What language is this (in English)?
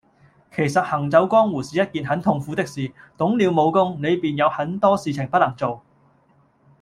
Cantonese